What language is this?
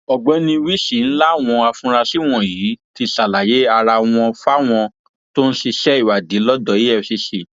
Yoruba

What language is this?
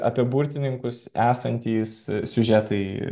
Lithuanian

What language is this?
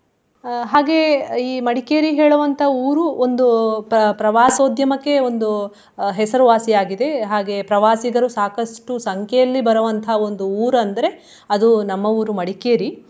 Kannada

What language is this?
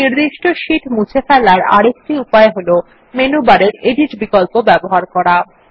Bangla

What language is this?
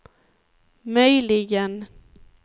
Swedish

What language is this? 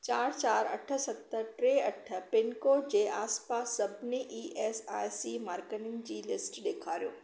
Sindhi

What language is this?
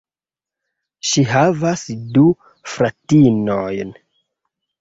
Esperanto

